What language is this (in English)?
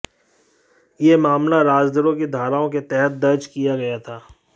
Hindi